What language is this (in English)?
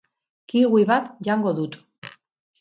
Basque